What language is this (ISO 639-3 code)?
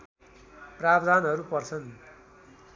nep